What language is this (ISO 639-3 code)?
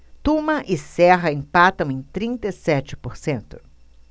por